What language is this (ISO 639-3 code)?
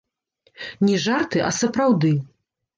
bel